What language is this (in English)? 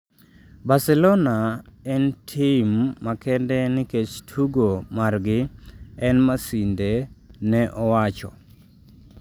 Luo (Kenya and Tanzania)